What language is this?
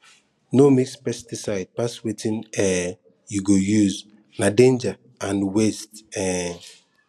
Nigerian Pidgin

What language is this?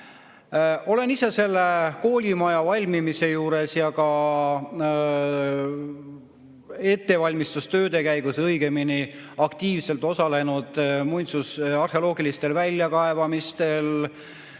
Estonian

